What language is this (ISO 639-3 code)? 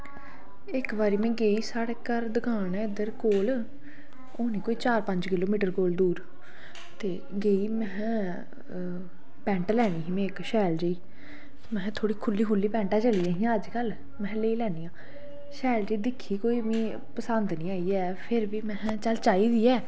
doi